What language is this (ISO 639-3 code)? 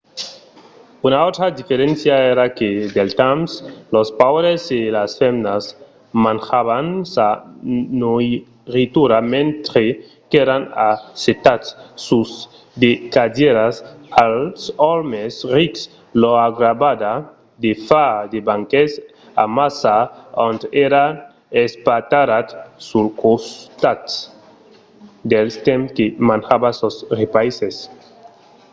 oci